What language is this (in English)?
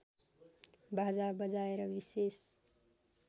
Nepali